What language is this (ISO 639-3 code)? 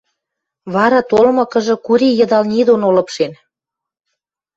mrj